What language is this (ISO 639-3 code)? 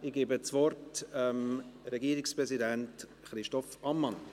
gsw